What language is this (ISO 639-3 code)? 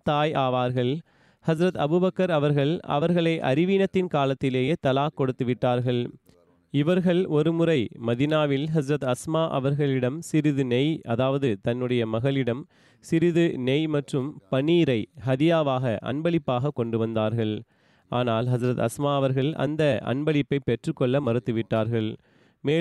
tam